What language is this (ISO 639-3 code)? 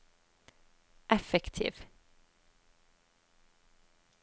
nor